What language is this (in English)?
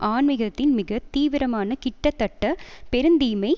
Tamil